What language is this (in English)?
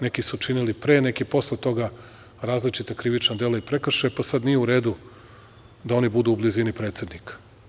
Serbian